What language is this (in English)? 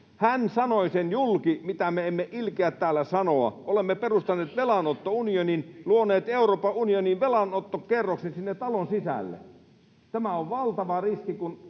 Finnish